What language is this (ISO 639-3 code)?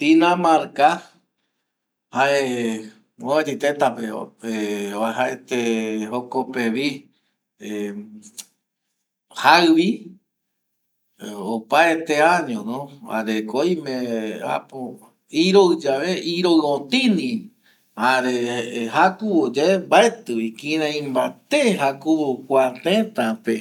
gui